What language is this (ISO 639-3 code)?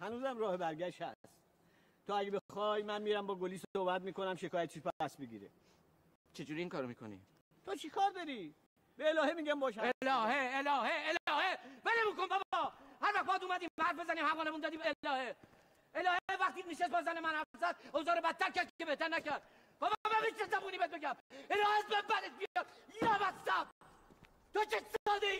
fas